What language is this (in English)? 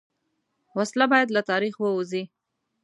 Pashto